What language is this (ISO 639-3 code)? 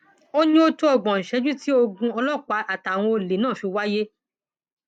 yor